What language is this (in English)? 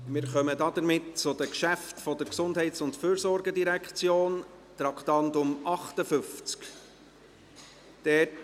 Swiss German